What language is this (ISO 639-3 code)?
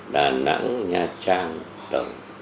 vie